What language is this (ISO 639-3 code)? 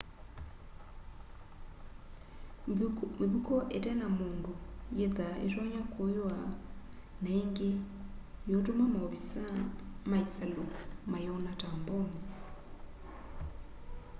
kam